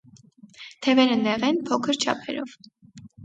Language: Armenian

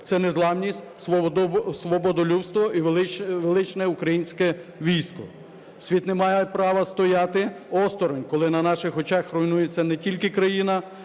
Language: Ukrainian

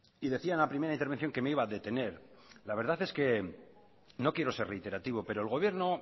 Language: Spanish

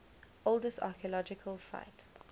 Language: English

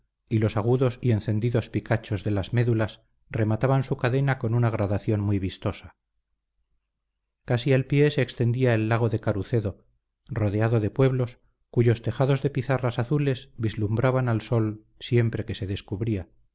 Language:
Spanish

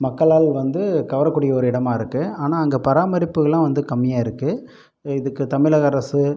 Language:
Tamil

